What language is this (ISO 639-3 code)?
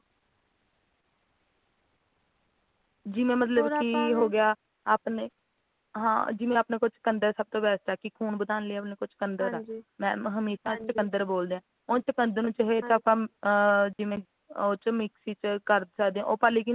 pan